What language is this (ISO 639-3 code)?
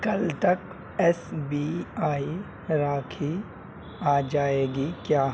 urd